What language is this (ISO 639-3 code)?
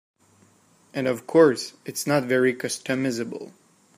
eng